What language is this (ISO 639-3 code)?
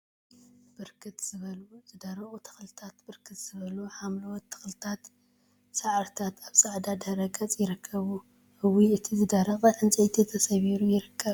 tir